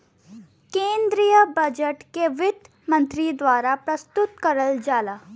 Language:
Bhojpuri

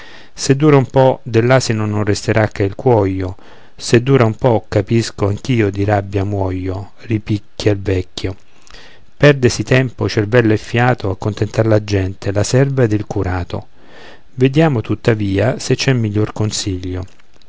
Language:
Italian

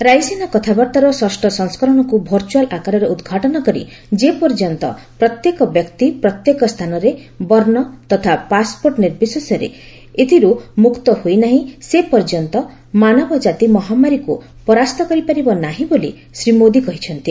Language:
Odia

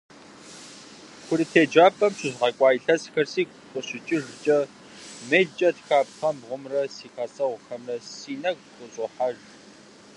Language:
Kabardian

